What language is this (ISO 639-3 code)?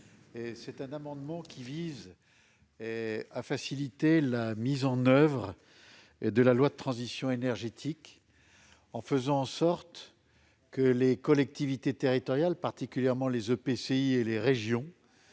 fra